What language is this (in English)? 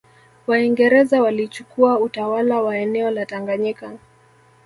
Swahili